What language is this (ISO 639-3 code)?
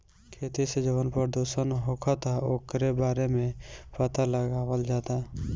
bho